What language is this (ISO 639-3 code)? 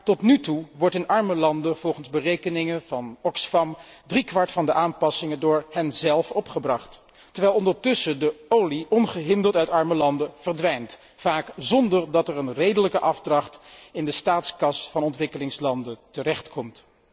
nld